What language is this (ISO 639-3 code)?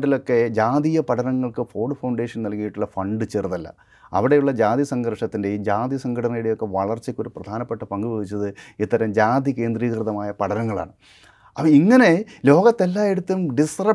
mal